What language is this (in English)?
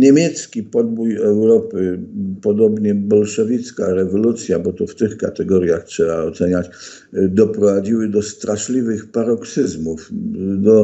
Polish